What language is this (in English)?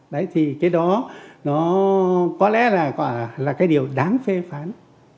Vietnamese